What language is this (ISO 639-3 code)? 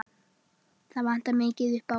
isl